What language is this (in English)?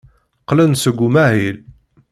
Kabyle